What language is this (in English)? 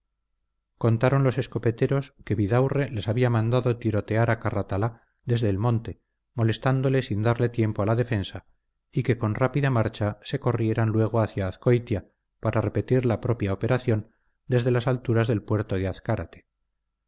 Spanish